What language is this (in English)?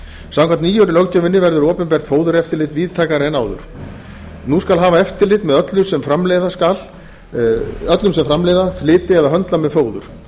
Icelandic